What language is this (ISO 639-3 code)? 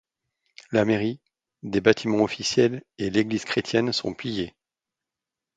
fra